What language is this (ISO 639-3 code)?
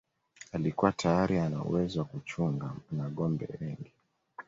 swa